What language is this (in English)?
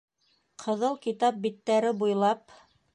Bashkir